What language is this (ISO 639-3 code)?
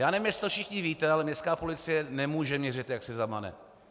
ces